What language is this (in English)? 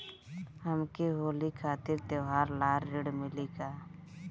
Bhojpuri